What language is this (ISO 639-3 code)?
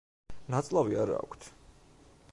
kat